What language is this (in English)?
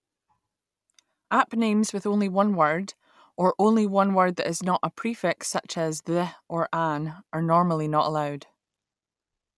English